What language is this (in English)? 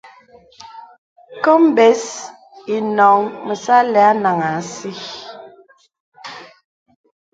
Bebele